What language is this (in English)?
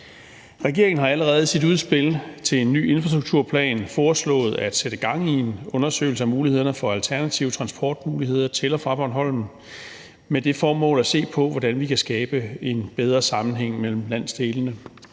Danish